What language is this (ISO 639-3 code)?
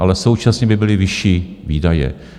ces